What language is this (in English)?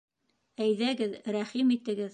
Bashkir